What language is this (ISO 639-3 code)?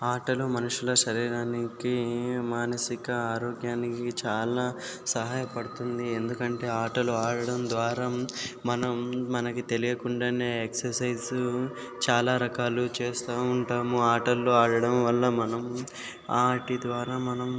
tel